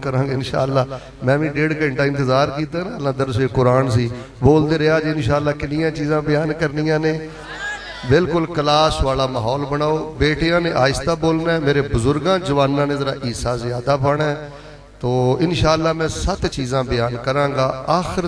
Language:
Punjabi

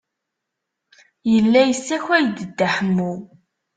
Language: Kabyle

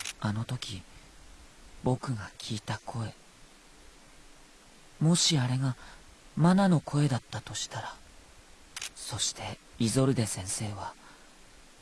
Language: Indonesian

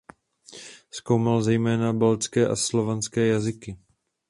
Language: Czech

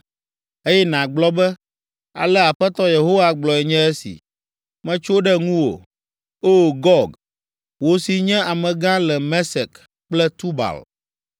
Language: Ewe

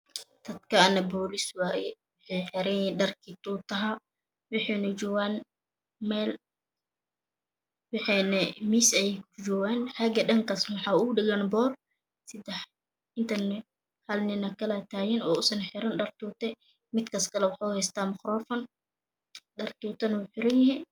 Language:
Somali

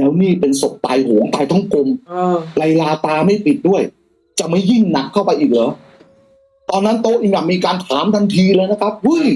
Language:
Thai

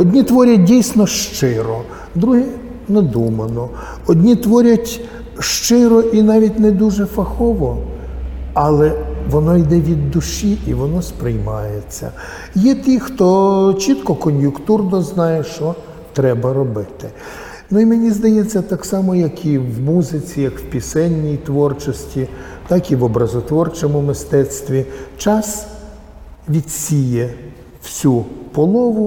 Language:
Ukrainian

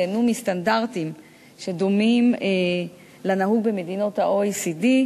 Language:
Hebrew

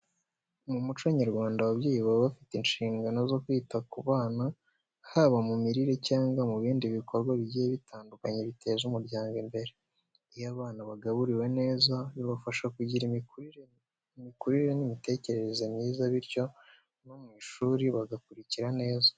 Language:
Kinyarwanda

